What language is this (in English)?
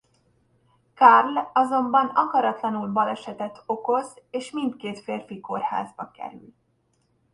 Hungarian